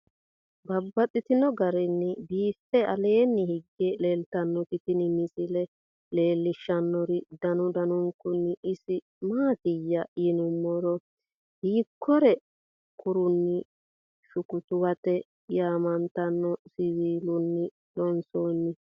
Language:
Sidamo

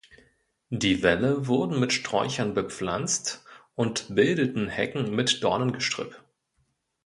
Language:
German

